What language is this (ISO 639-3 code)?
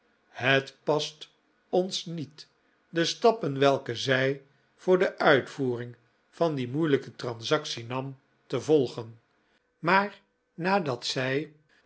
nld